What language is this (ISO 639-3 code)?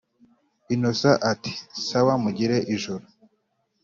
kin